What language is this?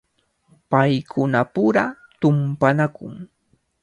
Cajatambo North Lima Quechua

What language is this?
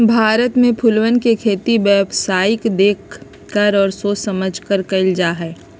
Magahi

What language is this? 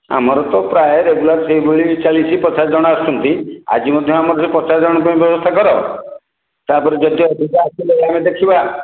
Odia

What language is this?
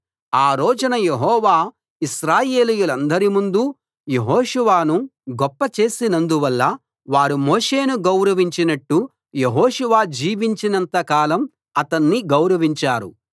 Telugu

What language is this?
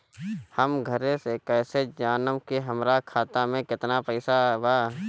Bhojpuri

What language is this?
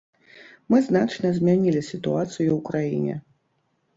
Belarusian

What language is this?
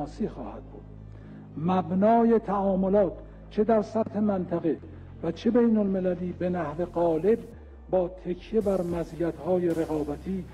Persian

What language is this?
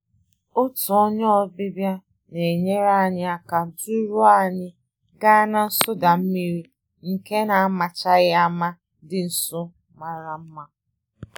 Igbo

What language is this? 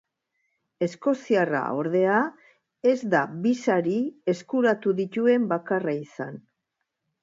Basque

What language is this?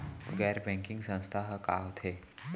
Chhattisgarhi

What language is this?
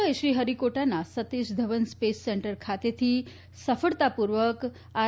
Gujarati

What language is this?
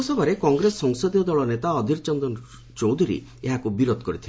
Odia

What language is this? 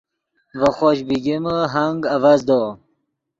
Yidgha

